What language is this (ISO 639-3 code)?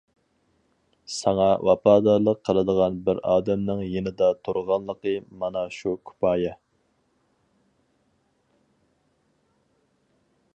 uig